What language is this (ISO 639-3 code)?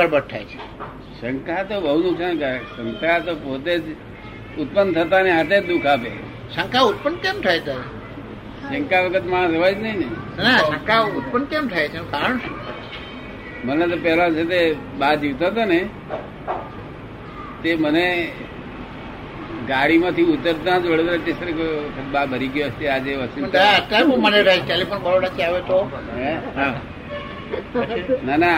guj